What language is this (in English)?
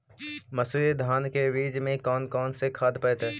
Magahi